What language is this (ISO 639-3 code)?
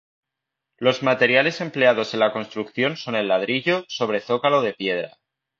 spa